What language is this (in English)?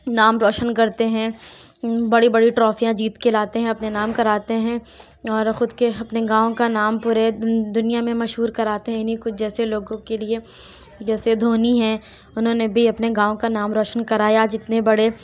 Urdu